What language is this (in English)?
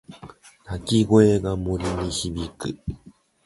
Japanese